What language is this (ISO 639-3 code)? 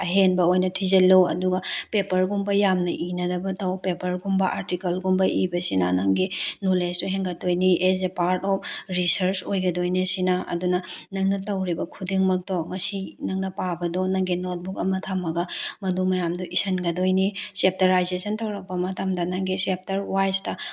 mni